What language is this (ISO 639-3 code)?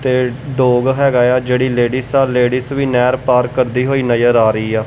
pan